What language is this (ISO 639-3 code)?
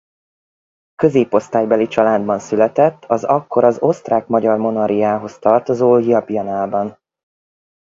hun